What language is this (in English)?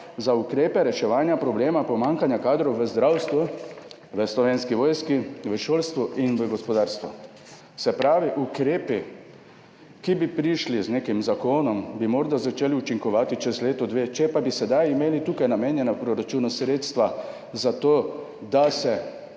Slovenian